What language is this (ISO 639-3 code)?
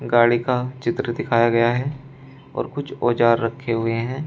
hin